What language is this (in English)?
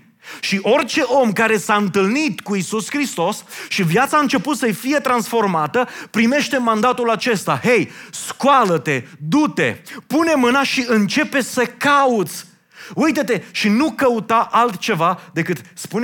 Romanian